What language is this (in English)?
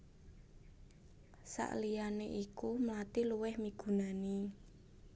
Javanese